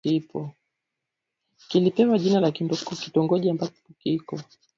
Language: Swahili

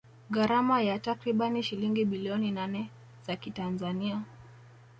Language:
Swahili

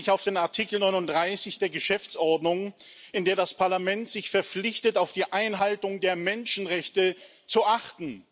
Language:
German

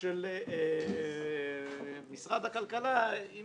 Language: Hebrew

